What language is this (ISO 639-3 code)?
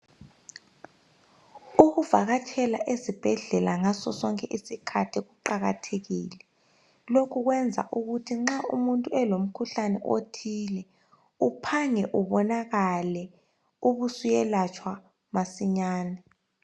nde